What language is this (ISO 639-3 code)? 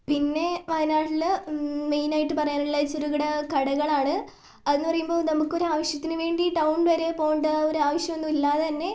mal